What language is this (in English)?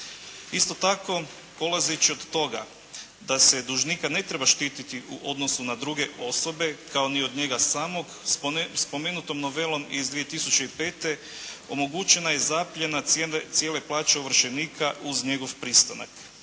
Croatian